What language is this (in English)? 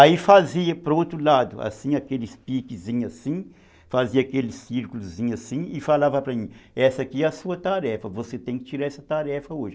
Portuguese